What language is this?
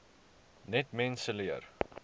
Afrikaans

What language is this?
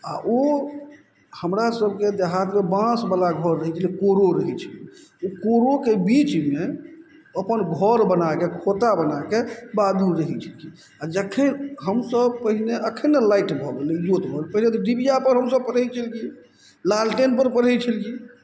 Maithili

